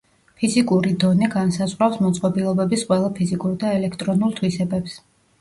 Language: Georgian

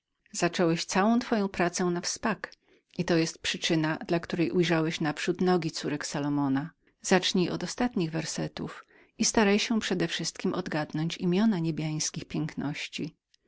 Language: Polish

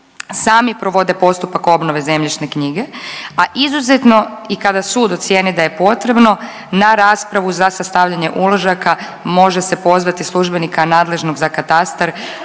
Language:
Croatian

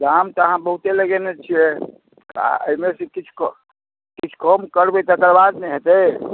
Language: Maithili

